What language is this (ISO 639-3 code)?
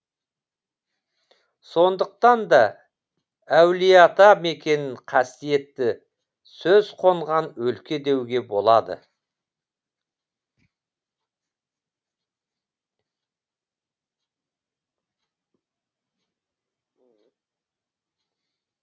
kaz